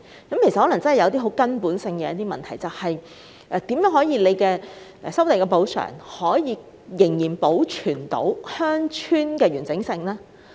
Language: Cantonese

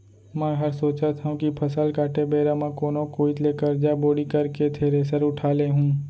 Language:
Chhattisgarhi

